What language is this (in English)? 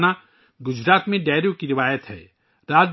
Urdu